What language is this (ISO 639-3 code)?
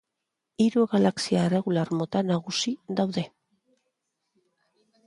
eus